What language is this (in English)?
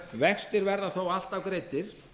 Icelandic